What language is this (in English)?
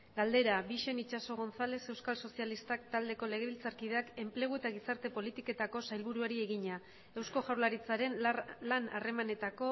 Basque